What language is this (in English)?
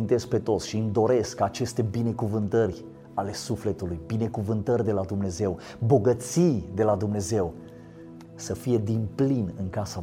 Romanian